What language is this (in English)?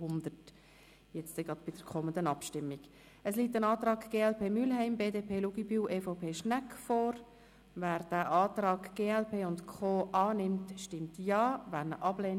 Swiss German